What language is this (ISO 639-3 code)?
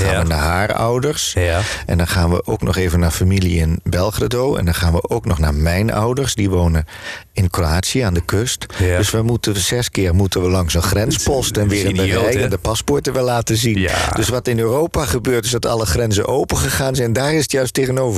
nld